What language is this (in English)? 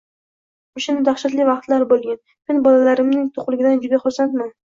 Uzbek